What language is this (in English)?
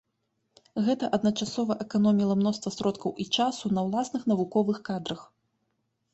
Belarusian